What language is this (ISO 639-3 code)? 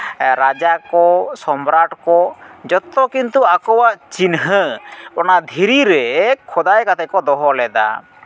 sat